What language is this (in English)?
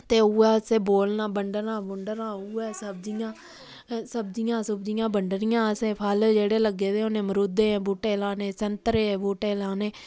Dogri